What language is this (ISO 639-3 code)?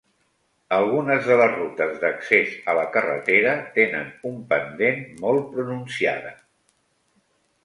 cat